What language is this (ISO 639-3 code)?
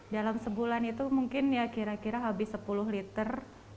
ind